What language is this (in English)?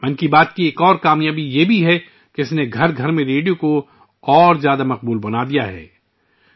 Urdu